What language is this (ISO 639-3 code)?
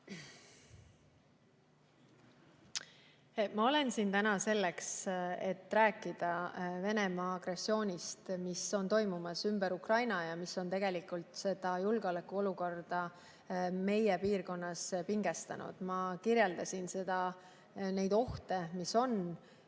est